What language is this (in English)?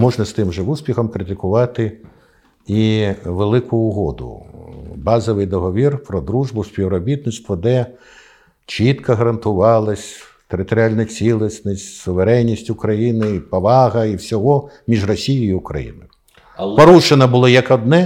Ukrainian